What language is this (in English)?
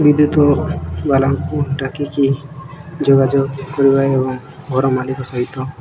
Odia